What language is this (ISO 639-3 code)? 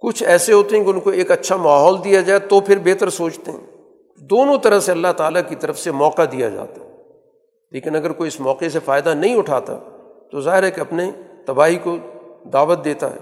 urd